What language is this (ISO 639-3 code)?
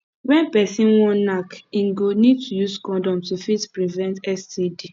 pcm